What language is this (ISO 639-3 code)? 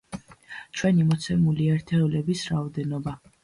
kat